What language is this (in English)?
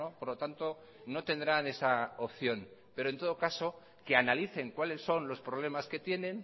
Spanish